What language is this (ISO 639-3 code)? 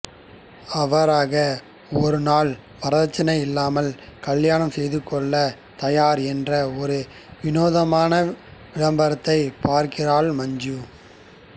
tam